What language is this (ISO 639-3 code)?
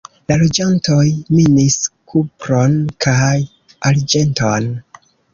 epo